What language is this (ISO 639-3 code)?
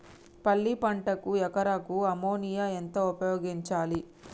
tel